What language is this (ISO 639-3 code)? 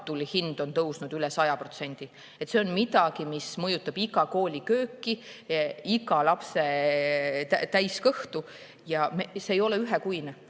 est